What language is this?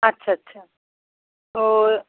Bangla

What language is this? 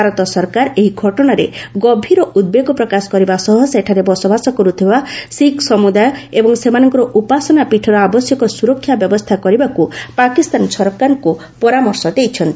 Odia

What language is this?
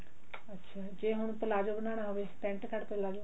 Punjabi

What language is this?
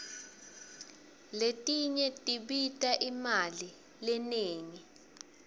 Swati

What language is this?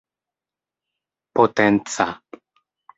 Esperanto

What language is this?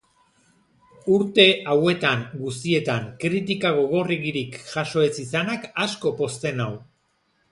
Basque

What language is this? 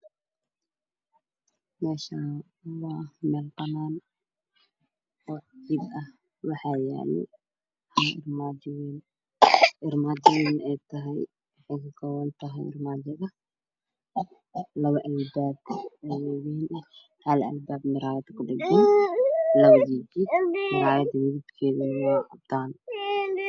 Somali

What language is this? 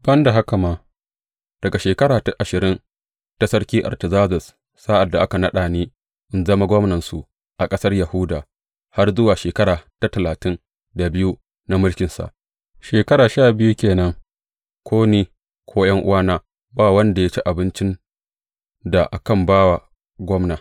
Hausa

